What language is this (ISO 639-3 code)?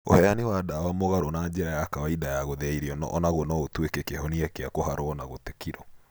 kik